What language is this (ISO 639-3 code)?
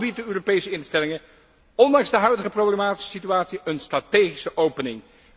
nld